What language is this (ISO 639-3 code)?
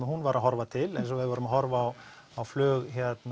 isl